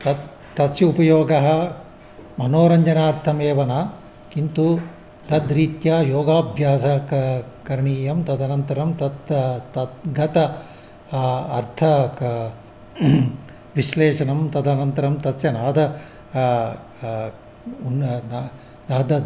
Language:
Sanskrit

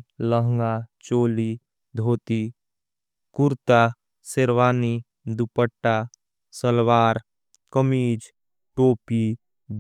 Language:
Angika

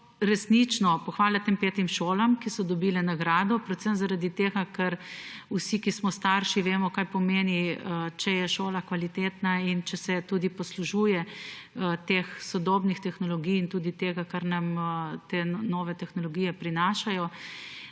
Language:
Slovenian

